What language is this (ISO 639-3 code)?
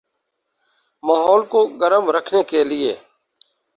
urd